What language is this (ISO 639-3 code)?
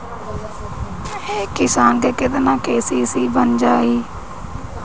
bho